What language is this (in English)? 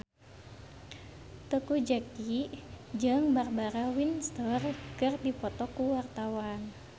Sundanese